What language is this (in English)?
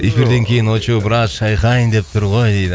Kazakh